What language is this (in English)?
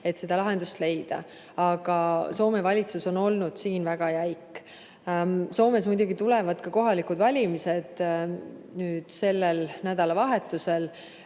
Estonian